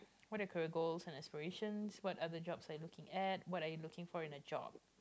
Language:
English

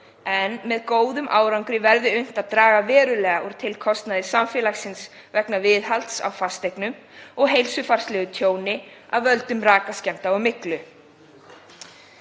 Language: Icelandic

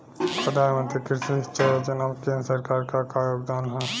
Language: Bhojpuri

